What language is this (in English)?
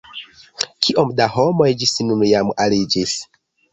Esperanto